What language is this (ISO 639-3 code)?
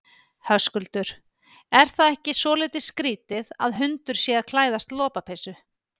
isl